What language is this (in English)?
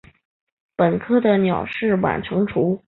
Chinese